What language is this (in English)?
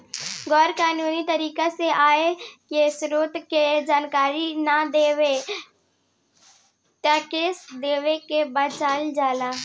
Bhojpuri